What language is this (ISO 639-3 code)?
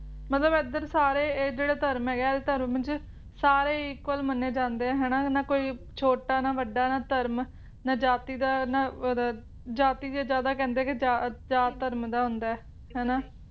pan